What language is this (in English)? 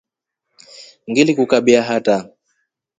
Rombo